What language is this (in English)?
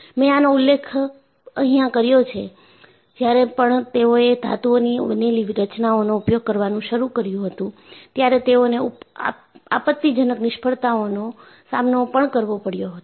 Gujarati